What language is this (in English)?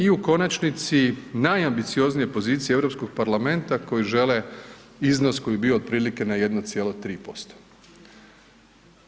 Croatian